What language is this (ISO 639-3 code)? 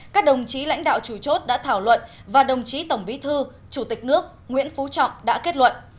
vie